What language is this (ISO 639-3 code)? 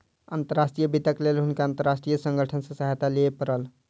mai